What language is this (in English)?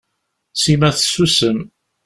Kabyle